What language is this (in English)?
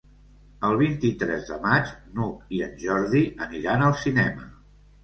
Catalan